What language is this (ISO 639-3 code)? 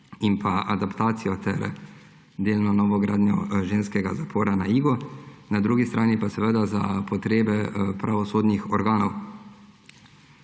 slv